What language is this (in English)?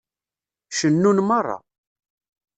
Kabyle